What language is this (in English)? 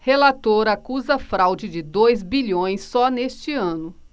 Portuguese